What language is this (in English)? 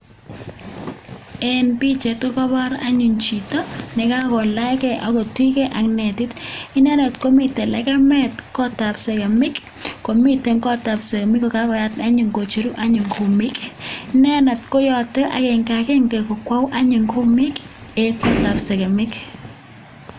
Kalenjin